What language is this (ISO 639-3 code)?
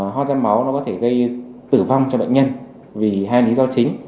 vie